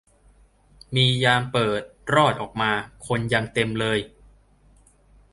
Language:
Thai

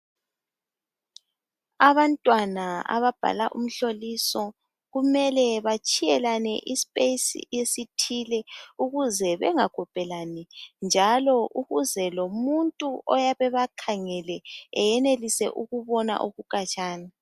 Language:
North Ndebele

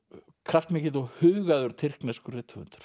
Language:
Icelandic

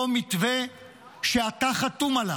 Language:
Hebrew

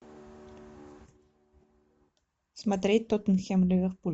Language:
Russian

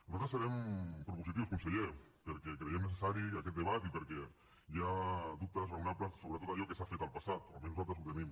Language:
Catalan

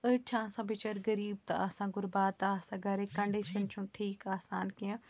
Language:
Kashmiri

